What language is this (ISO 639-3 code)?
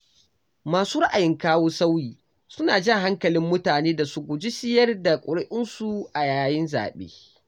hau